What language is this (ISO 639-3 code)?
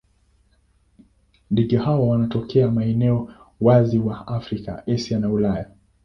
swa